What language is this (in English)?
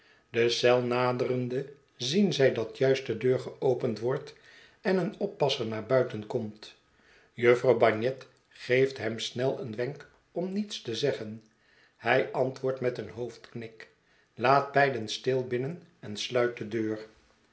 Dutch